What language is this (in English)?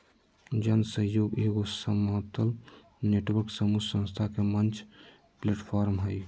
Magahi